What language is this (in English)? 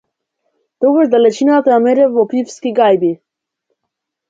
Macedonian